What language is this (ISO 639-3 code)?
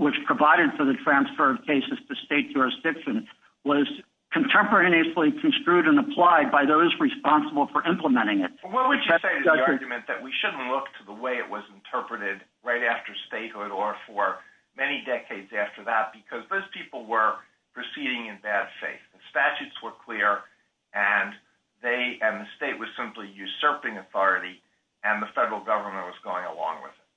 eng